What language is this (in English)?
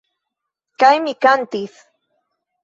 Esperanto